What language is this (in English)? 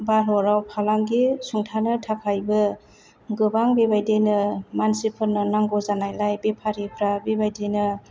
Bodo